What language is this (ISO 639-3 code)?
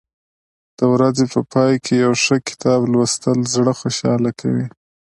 pus